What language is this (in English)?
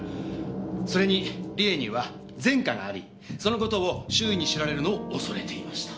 Japanese